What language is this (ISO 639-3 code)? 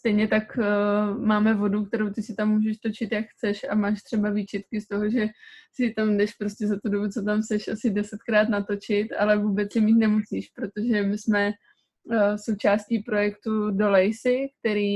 ces